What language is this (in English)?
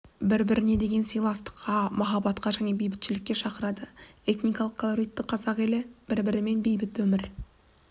Kazakh